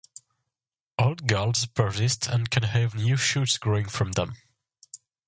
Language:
English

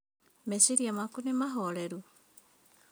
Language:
Kikuyu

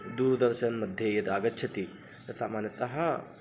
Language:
Sanskrit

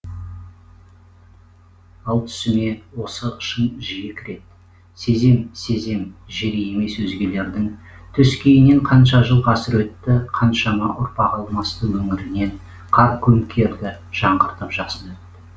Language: Kazakh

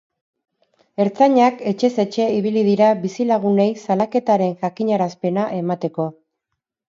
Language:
Basque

